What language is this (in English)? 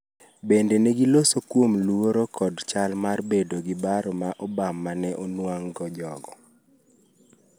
Luo (Kenya and Tanzania)